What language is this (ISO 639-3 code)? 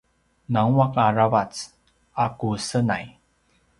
pwn